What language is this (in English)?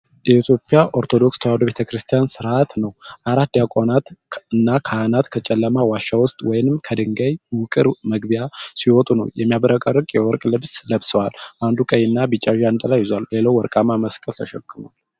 Amharic